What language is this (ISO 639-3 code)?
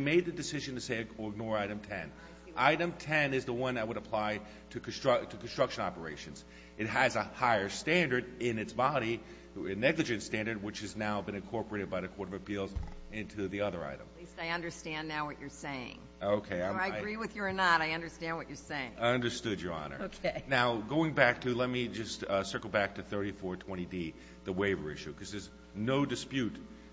eng